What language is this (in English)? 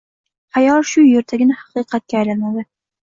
Uzbek